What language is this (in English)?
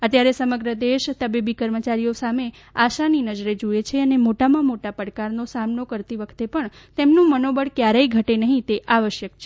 Gujarati